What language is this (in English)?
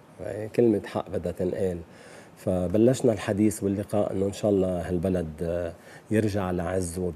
Arabic